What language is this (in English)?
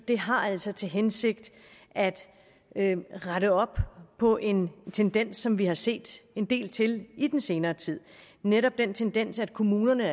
Danish